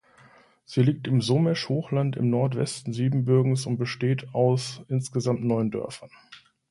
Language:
German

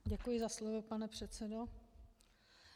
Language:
Czech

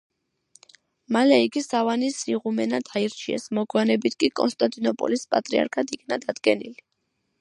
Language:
Georgian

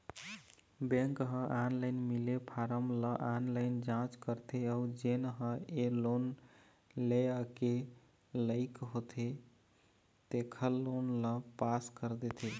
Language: Chhattisgarhi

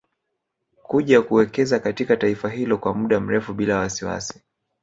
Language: Swahili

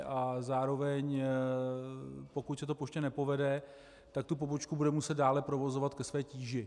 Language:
Czech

